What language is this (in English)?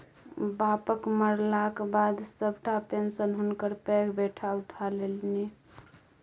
Maithili